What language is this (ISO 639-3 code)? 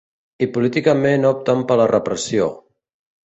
cat